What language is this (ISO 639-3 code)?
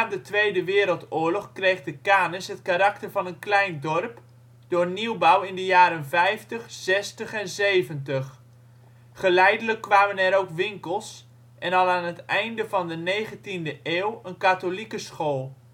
nld